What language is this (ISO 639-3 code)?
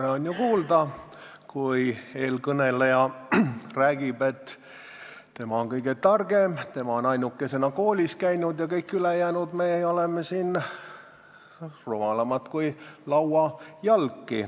est